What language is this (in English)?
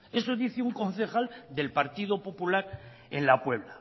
Spanish